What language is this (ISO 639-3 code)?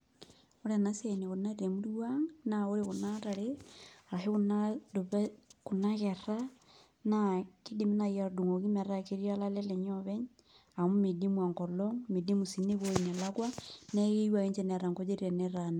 mas